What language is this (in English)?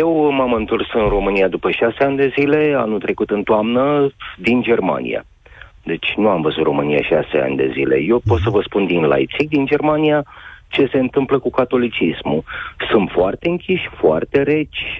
Romanian